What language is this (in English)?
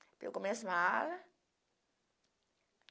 Portuguese